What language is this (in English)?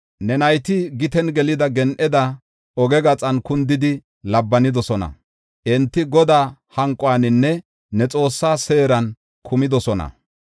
Gofa